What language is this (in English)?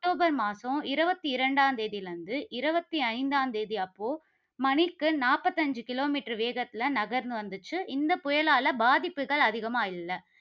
Tamil